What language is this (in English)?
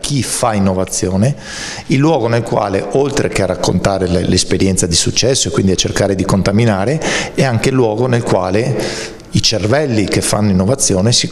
Italian